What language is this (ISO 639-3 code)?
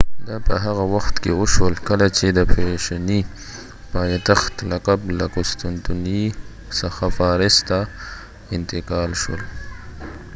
pus